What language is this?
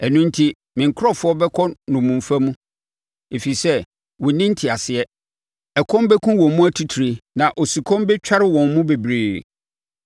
Akan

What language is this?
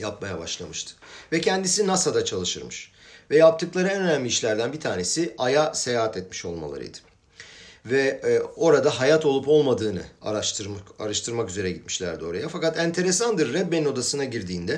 Turkish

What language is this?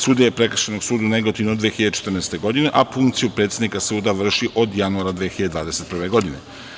Serbian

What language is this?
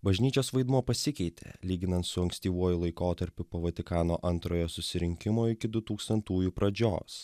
Lithuanian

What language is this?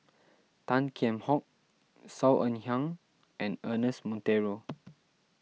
English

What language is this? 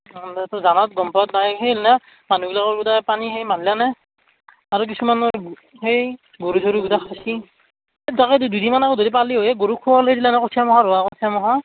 Assamese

